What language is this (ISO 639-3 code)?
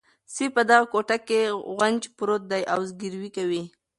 pus